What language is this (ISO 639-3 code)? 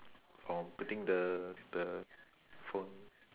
eng